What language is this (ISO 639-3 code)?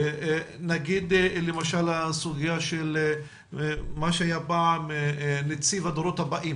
heb